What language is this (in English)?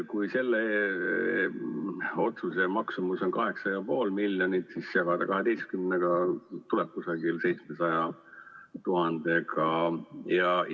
Estonian